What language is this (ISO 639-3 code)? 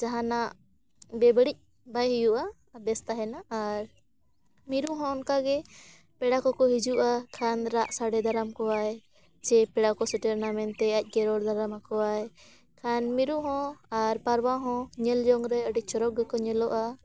sat